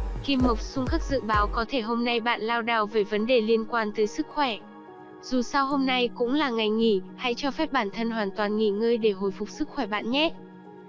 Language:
Vietnamese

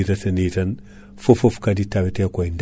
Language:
Fula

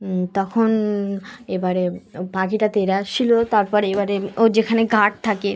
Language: Bangla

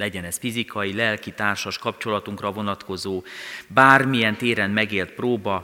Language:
Hungarian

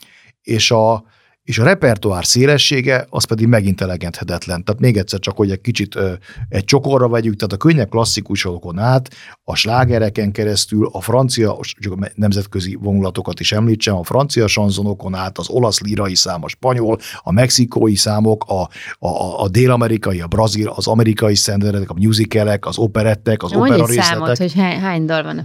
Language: Hungarian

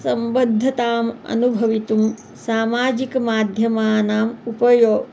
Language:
Sanskrit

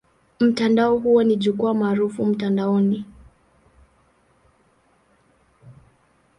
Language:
Swahili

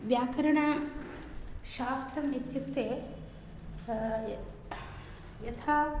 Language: Sanskrit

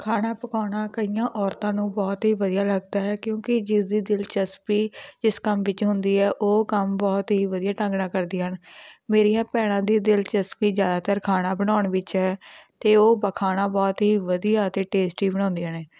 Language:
Punjabi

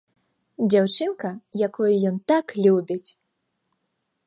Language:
Belarusian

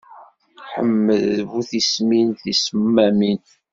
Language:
Kabyle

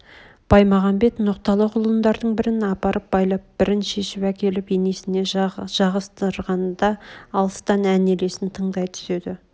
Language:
Kazakh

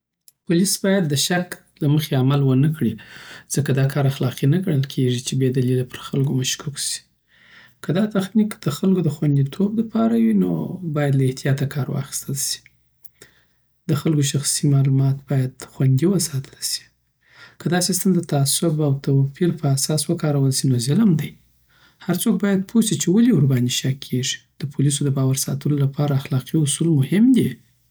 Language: Southern Pashto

